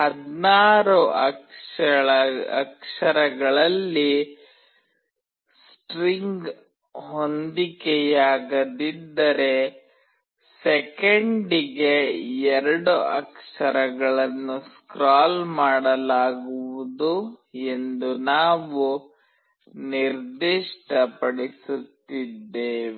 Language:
Kannada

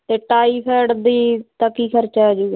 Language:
Punjabi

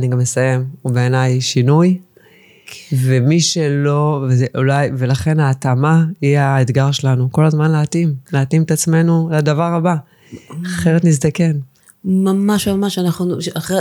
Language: Hebrew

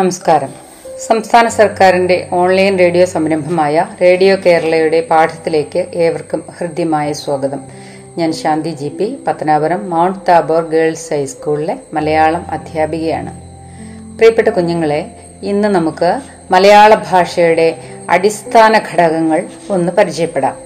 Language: Malayalam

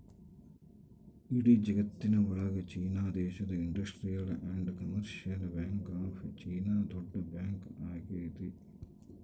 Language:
Kannada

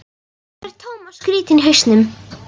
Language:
Icelandic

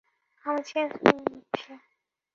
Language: Bangla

